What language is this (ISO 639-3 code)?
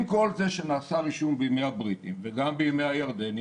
heb